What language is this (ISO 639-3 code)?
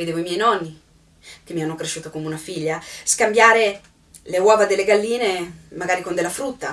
ita